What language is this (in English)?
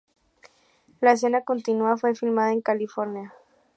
Spanish